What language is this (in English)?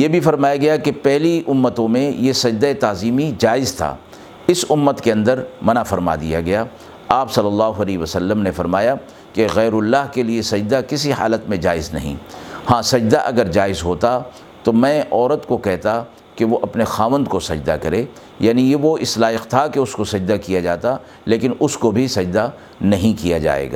Urdu